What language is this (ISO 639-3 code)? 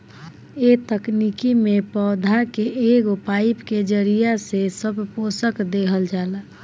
bho